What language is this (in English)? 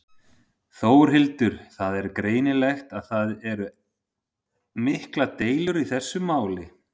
Icelandic